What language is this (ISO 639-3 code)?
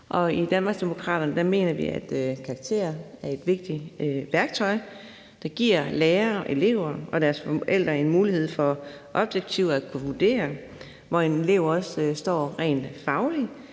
dan